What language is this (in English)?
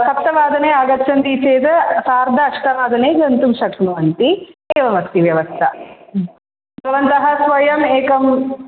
Sanskrit